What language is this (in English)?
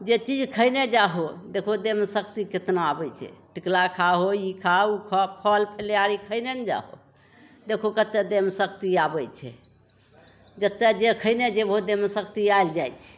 Maithili